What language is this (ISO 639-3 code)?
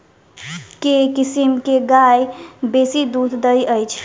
mai